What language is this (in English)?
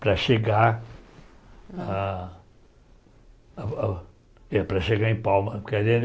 Portuguese